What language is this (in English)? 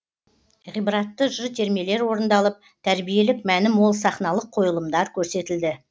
Kazakh